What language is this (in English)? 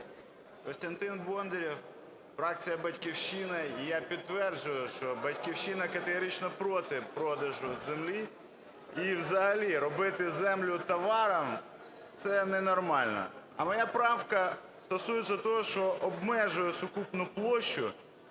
Ukrainian